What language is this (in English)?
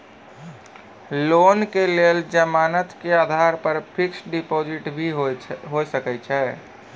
Maithili